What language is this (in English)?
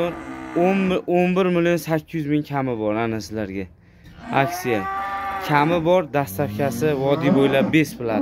Turkish